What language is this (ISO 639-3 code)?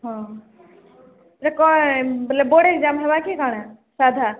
ori